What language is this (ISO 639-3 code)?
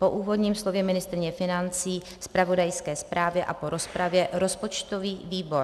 ces